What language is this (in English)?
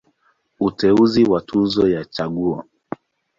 Swahili